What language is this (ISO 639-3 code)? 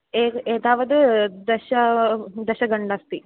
san